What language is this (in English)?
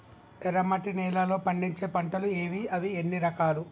Telugu